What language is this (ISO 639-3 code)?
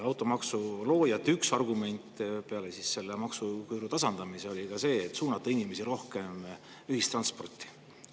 est